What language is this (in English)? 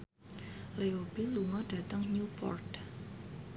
Javanese